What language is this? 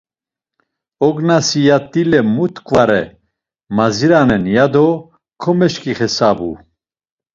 Laz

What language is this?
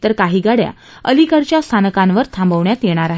Marathi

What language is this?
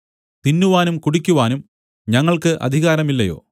Malayalam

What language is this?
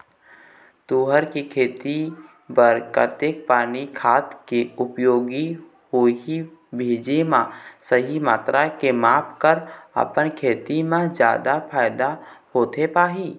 Chhattisgarhi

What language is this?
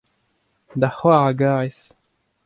Breton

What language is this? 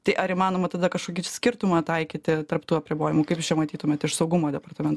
Lithuanian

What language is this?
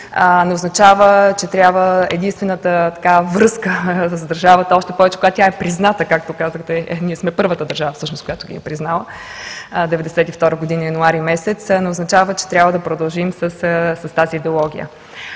Bulgarian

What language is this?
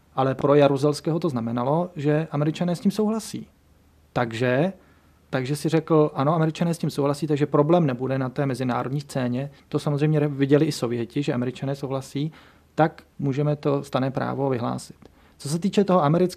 Czech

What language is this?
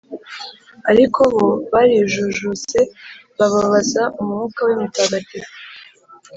Kinyarwanda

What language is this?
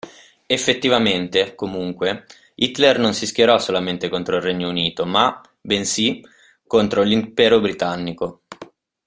Italian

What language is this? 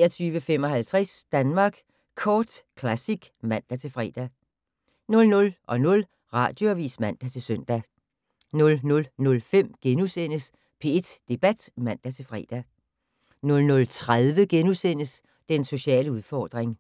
Danish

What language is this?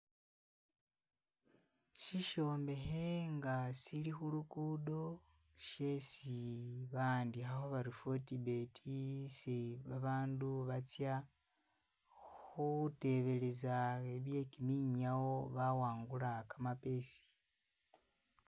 Masaaba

